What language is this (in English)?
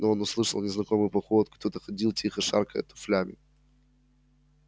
Russian